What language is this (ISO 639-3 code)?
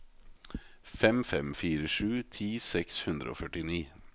nor